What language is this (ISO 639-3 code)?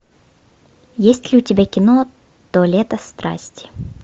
rus